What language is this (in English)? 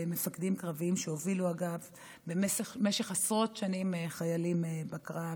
Hebrew